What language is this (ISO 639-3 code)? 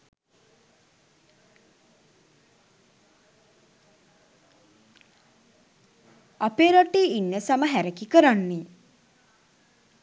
sin